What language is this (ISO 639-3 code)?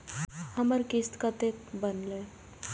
mai